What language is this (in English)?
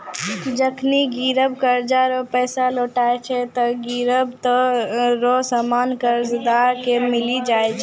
Maithili